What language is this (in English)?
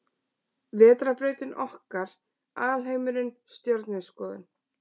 Icelandic